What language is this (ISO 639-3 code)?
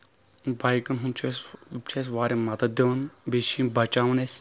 kas